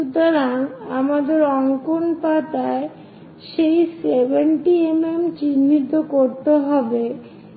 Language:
Bangla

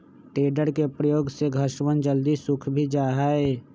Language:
Magahi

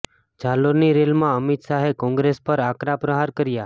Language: Gujarati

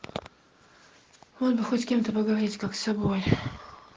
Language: Russian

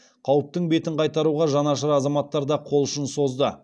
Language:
Kazakh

